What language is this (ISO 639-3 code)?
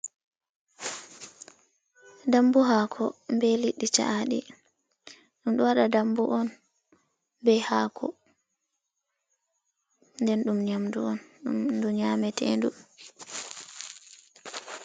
ful